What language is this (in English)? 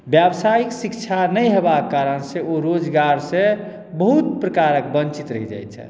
Maithili